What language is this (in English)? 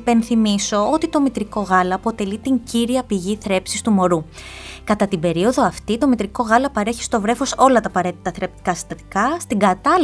Greek